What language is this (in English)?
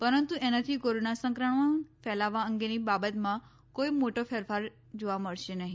Gujarati